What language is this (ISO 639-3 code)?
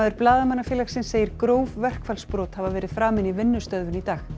isl